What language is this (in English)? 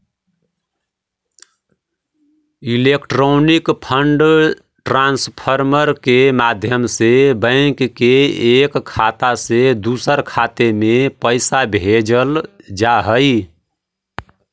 Magahi